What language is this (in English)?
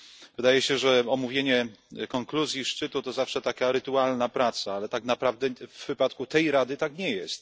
Polish